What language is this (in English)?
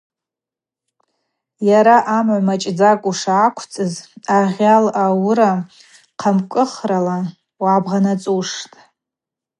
Abaza